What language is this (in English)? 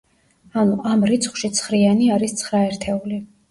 Georgian